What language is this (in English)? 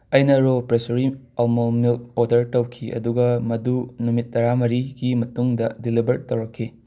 Manipuri